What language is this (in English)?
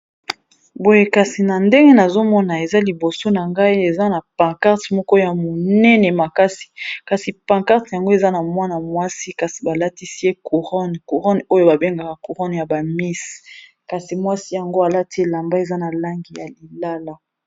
Lingala